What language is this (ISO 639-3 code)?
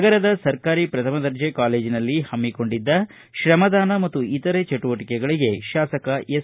kan